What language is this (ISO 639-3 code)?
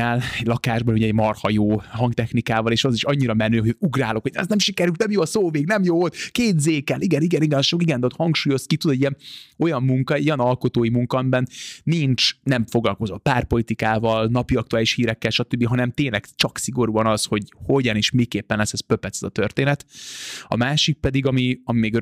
hun